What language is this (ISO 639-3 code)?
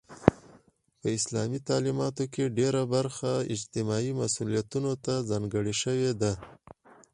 pus